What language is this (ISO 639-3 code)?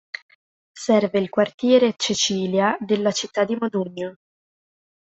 ita